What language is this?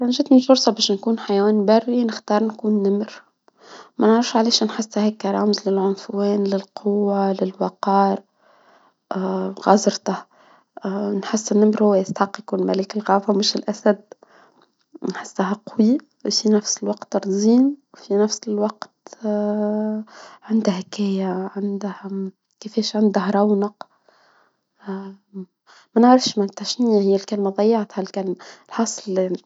Tunisian Arabic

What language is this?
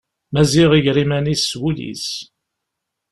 Kabyle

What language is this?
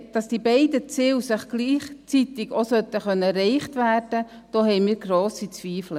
Swiss German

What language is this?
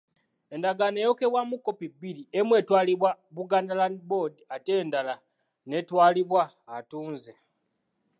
Ganda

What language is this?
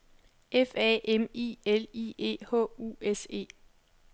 Danish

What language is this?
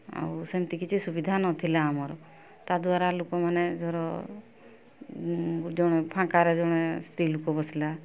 Odia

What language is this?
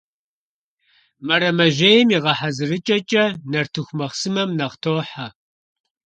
Kabardian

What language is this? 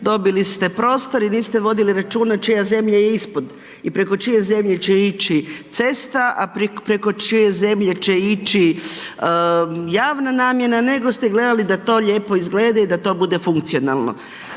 Croatian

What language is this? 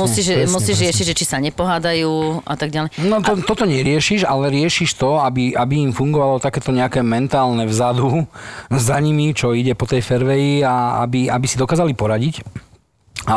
Slovak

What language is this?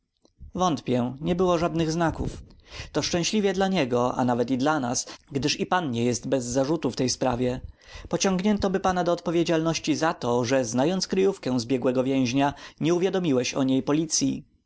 Polish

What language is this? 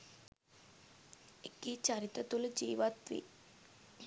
Sinhala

